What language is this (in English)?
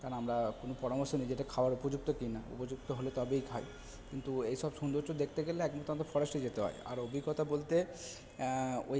Bangla